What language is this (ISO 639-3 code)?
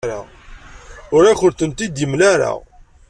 kab